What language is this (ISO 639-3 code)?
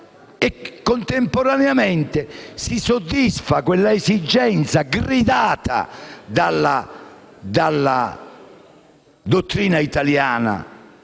ita